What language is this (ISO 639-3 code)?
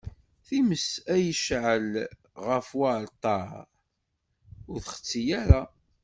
kab